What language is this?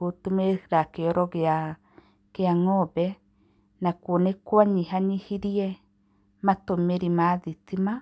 Kikuyu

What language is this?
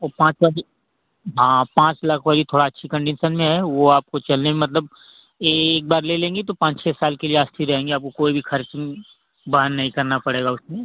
Hindi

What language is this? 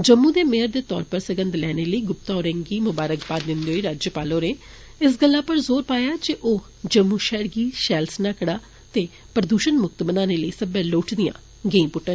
Dogri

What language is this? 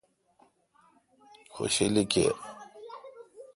Kalkoti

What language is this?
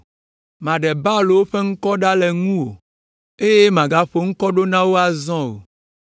Ewe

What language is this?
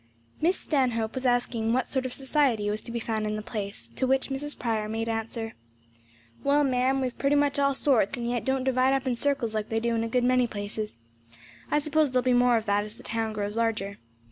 English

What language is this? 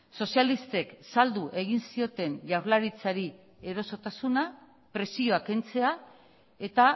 Basque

